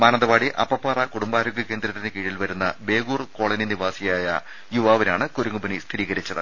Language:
Malayalam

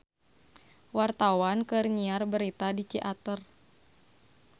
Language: Sundanese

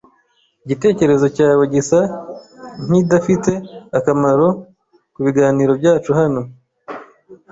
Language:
Kinyarwanda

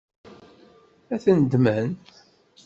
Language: Kabyle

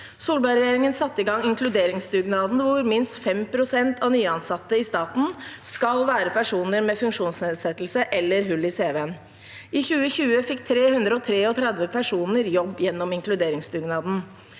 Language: Norwegian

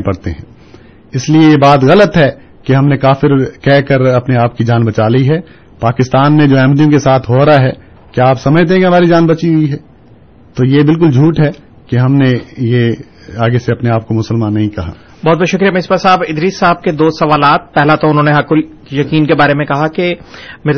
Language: Urdu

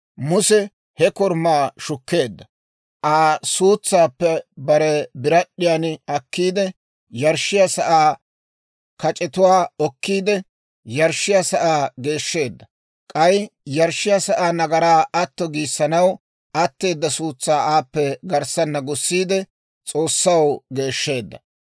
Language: Dawro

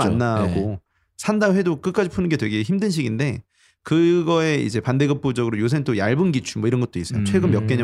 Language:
Korean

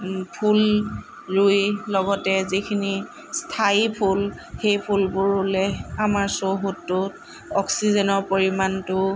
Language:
Assamese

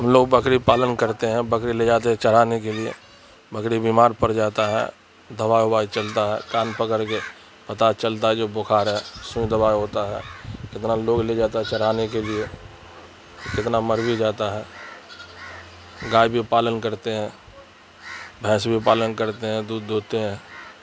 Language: Urdu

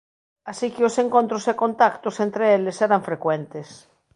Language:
Galician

